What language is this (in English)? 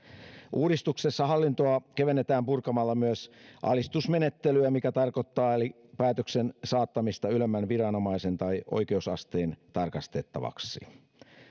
Finnish